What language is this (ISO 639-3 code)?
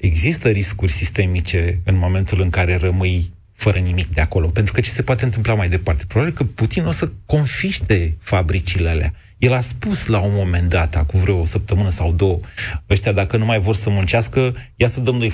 ron